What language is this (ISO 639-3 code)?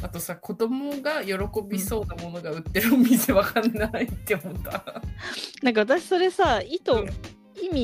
jpn